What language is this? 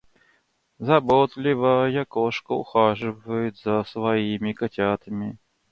Russian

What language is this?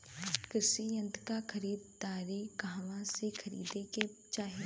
Bhojpuri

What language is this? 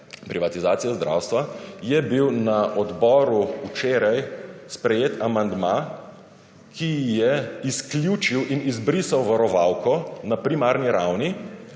Slovenian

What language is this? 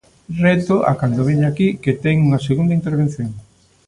Galician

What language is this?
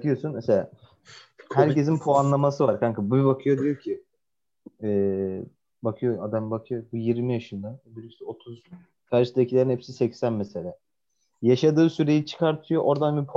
Turkish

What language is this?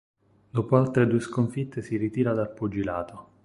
Italian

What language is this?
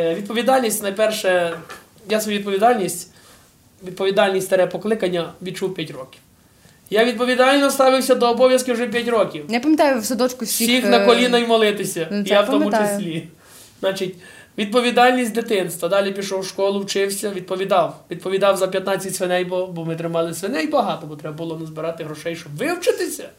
Ukrainian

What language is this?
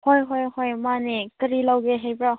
Manipuri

